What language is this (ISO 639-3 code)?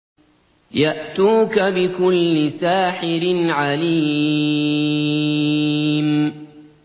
ara